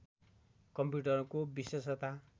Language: Nepali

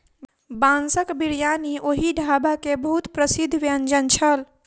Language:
Maithili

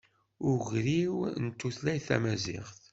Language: Kabyle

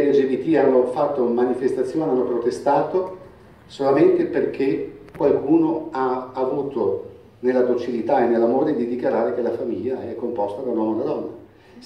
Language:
Italian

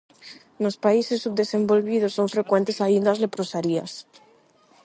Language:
Galician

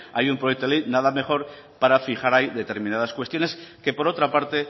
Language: Spanish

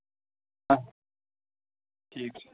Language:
Kashmiri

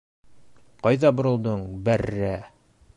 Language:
Bashkir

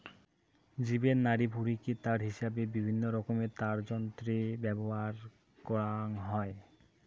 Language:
Bangla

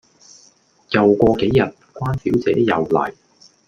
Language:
Cantonese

